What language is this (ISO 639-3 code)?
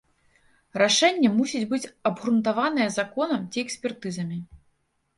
bel